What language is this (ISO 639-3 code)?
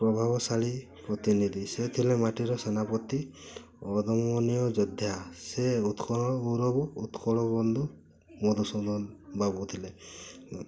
ori